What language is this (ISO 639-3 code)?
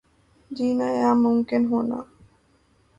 urd